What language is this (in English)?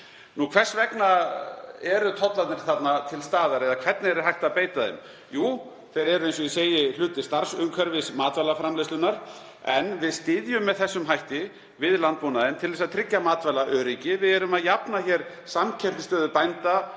Icelandic